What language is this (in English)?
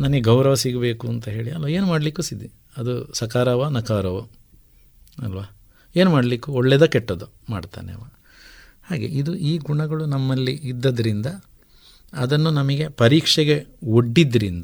Kannada